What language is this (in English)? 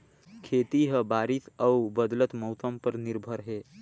Chhattisgarhi